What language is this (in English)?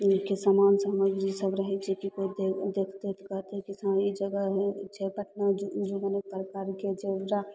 Maithili